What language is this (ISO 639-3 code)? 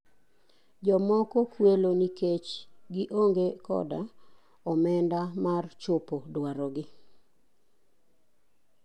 luo